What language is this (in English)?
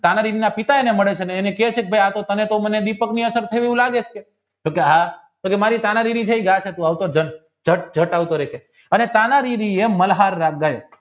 Gujarati